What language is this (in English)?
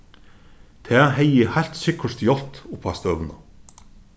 Faroese